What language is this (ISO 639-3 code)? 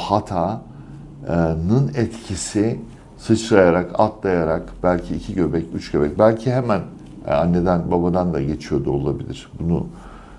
tur